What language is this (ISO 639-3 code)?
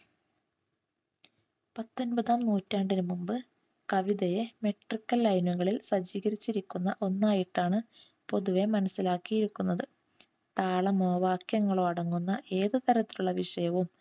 mal